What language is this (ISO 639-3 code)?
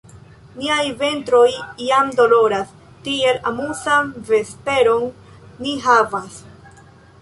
epo